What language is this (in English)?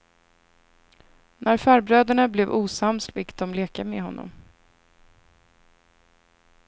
Swedish